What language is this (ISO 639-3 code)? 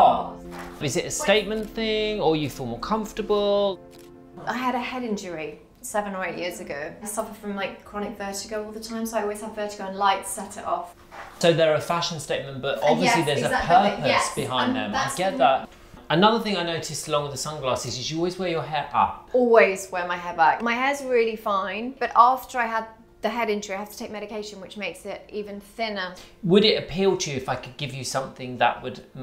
eng